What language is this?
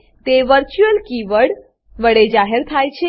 Gujarati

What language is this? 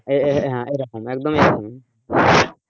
Bangla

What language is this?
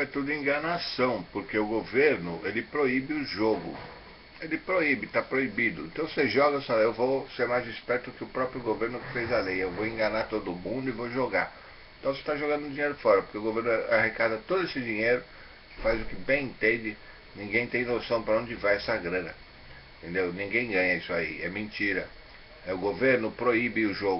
Portuguese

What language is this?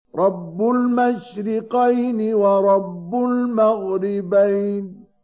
Arabic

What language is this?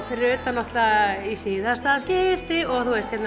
Icelandic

